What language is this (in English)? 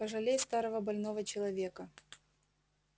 Russian